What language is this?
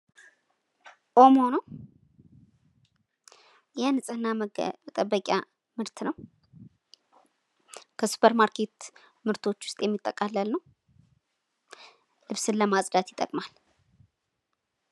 Amharic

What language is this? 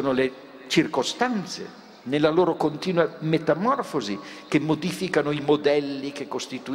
Italian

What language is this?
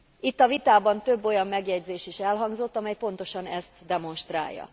Hungarian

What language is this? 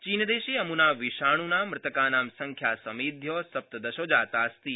Sanskrit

